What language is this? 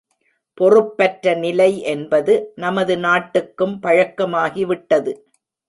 Tamil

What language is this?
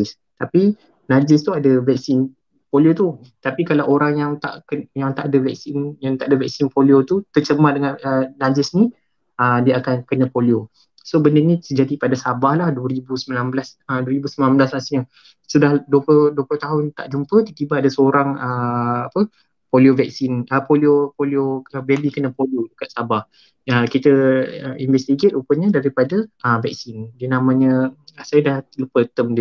Malay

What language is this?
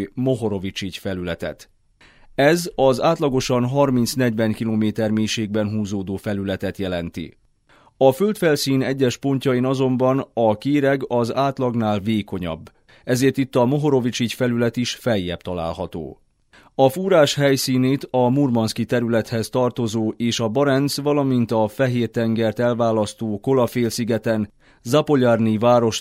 Hungarian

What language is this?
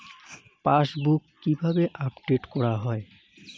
Bangla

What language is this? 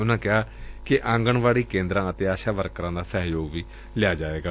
Punjabi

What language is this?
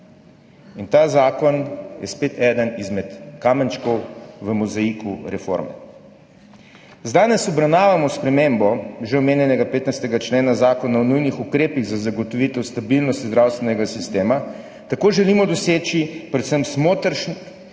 Slovenian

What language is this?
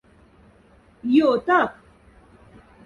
Moksha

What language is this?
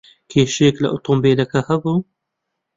Central Kurdish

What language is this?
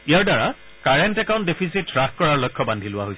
Assamese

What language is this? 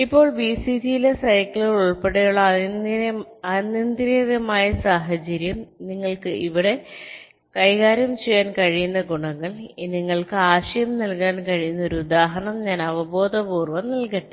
Malayalam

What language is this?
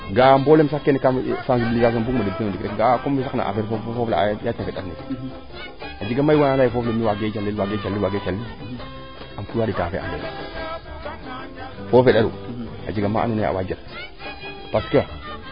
Serer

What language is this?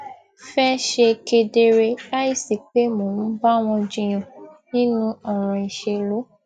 Yoruba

